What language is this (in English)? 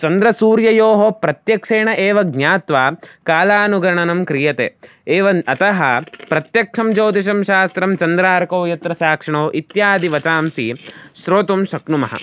Sanskrit